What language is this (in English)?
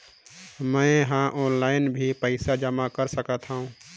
Chhattisgarhi